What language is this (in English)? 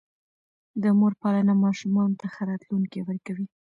Pashto